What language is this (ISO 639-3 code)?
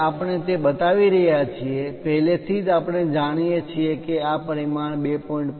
guj